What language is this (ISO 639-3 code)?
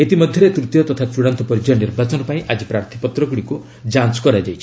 ori